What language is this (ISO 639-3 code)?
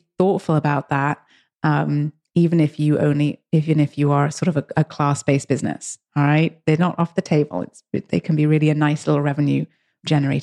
eng